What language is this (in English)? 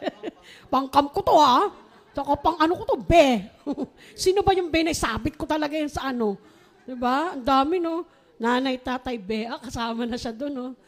Filipino